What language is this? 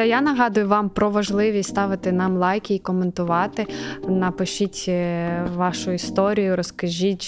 Ukrainian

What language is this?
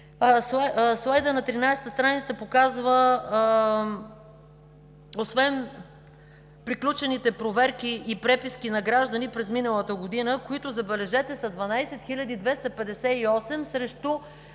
Bulgarian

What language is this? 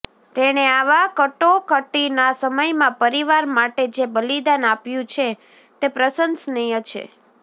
Gujarati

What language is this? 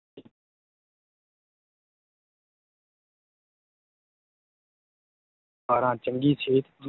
Punjabi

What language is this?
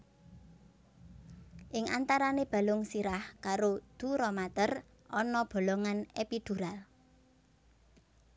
Javanese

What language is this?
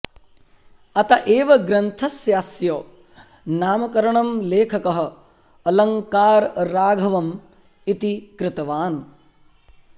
Sanskrit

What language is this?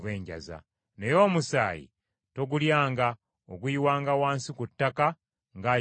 Ganda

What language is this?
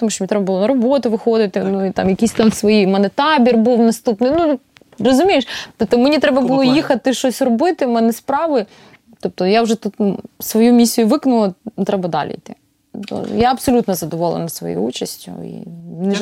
Ukrainian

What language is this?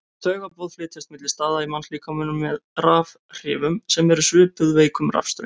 Icelandic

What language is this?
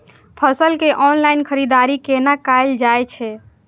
Maithili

